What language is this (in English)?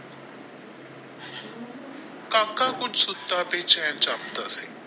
Punjabi